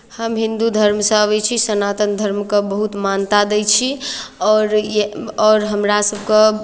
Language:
Maithili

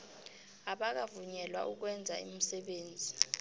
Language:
South Ndebele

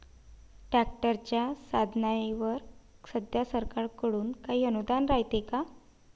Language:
Marathi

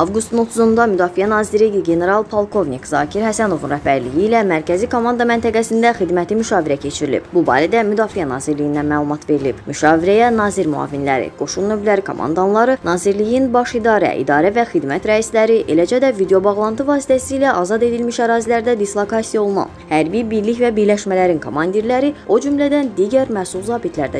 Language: Turkish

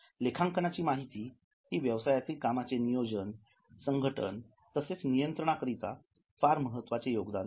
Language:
Marathi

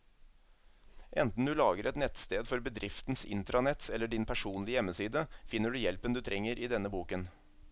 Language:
Norwegian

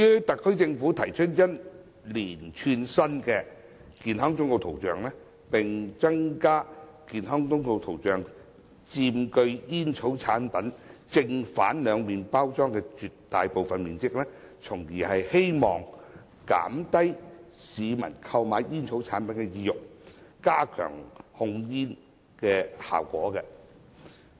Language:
Cantonese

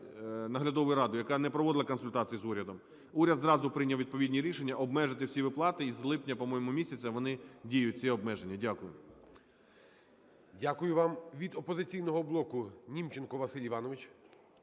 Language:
Ukrainian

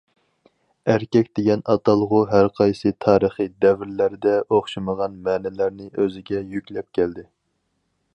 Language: Uyghur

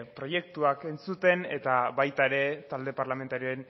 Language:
Basque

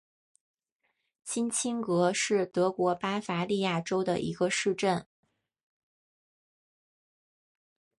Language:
Chinese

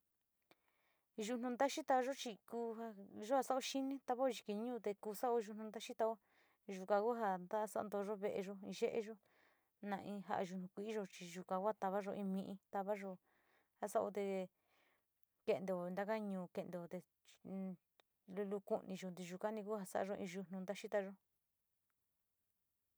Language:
Sinicahua Mixtec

